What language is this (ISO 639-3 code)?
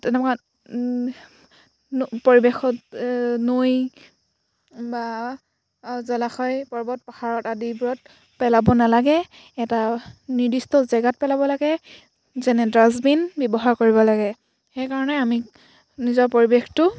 asm